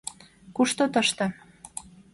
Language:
Mari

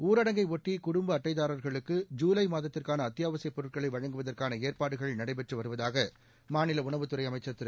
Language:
Tamil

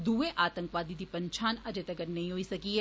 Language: Dogri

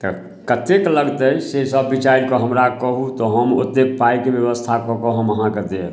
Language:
Maithili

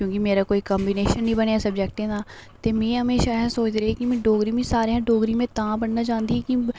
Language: Dogri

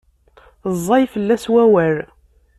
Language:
Kabyle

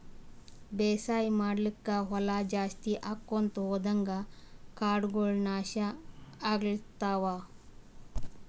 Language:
Kannada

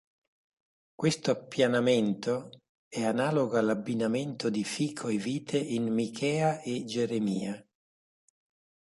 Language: Italian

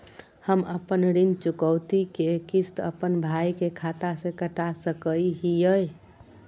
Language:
Magahi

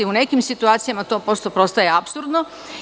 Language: Serbian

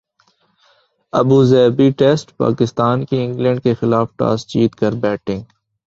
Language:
Urdu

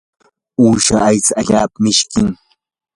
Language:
Yanahuanca Pasco Quechua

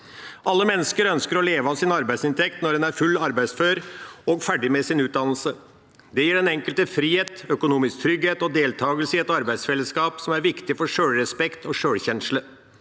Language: Norwegian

